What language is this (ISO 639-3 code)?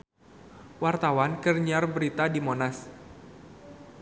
sun